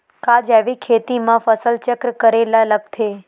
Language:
Chhattisgarhi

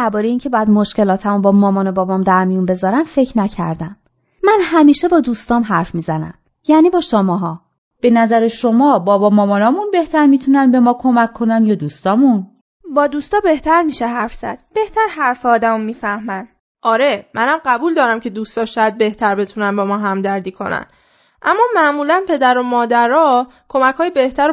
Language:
Persian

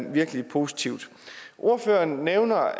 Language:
Danish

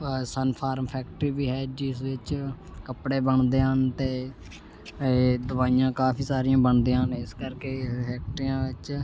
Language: Punjabi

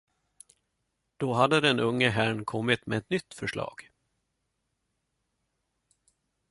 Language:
Swedish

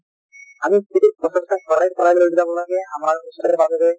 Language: Assamese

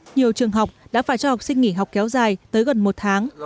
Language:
Vietnamese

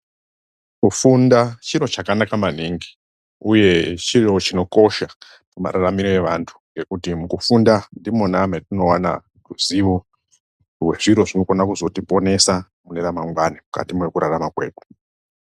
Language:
Ndau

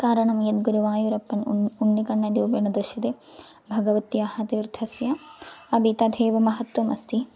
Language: Sanskrit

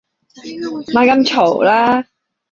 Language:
Cantonese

